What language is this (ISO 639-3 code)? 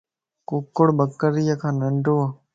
lss